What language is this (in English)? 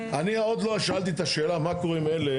Hebrew